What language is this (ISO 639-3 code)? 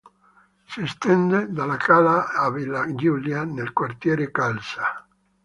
ita